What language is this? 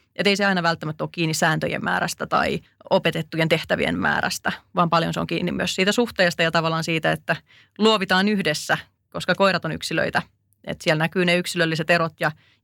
Finnish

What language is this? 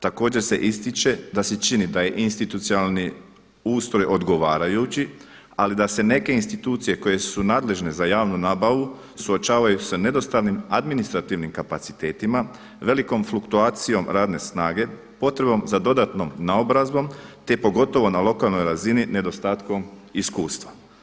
Croatian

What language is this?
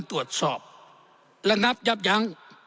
Thai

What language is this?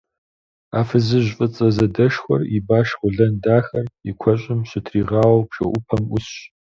Kabardian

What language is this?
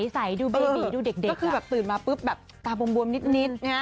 Thai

